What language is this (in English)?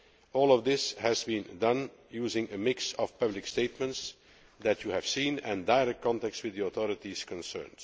English